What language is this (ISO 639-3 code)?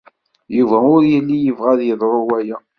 kab